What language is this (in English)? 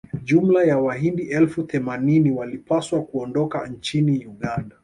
Swahili